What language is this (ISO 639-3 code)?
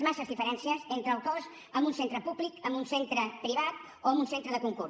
cat